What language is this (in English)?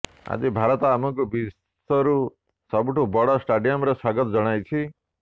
Odia